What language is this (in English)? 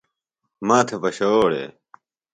Phalura